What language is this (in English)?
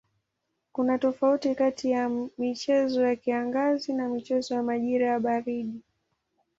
Swahili